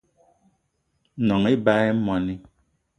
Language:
Eton (Cameroon)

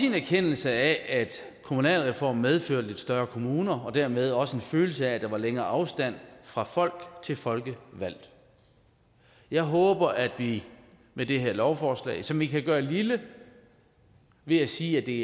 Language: Danish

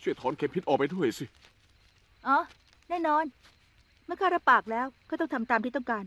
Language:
Thai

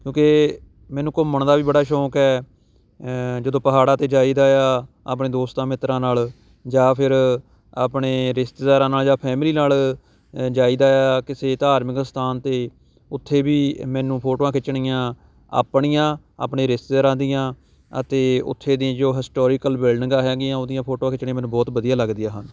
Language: Punjabi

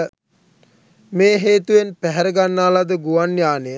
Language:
Sinhala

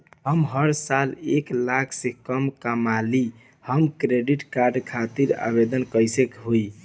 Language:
Bhojpuri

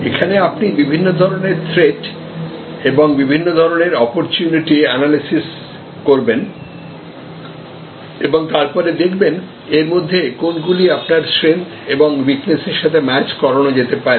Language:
Bangla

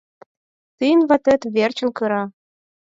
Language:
Mari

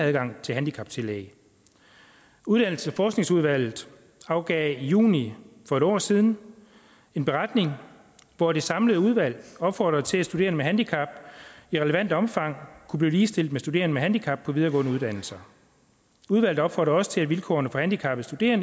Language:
Danish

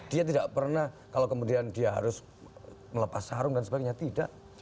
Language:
Indonesian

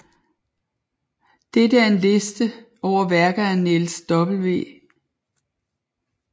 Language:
Danish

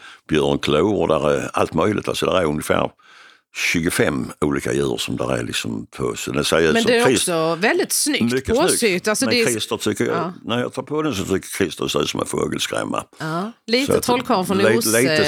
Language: Swedish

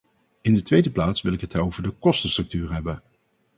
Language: Dutch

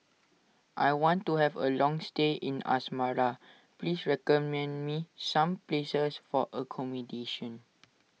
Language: English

